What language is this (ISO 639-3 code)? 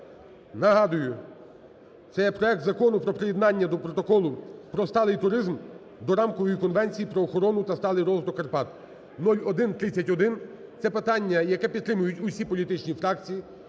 ukr